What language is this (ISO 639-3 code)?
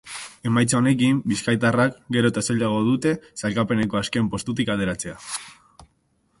eus